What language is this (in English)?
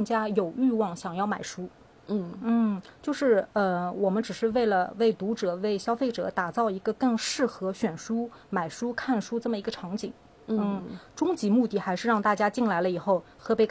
Chinese